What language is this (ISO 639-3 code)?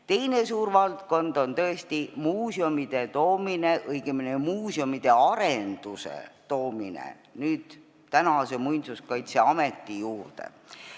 est